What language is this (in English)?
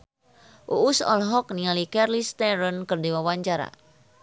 Sundanese